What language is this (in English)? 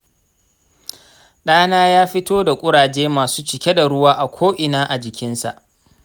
Hausa